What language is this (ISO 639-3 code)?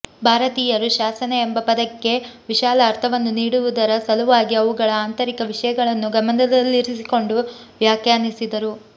kan